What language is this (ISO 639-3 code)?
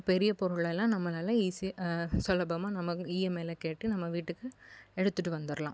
tam